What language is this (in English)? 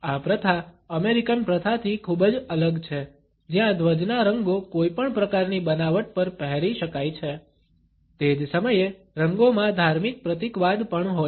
Gujarati